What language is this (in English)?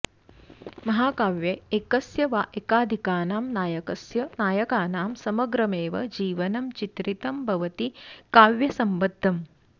Sanskrit